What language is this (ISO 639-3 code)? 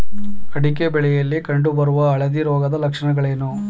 kan